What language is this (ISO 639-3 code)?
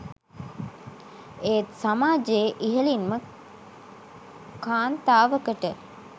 sin